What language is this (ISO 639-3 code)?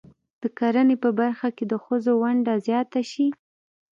pus